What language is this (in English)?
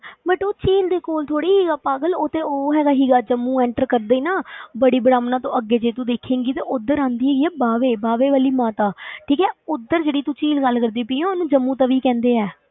Punjabi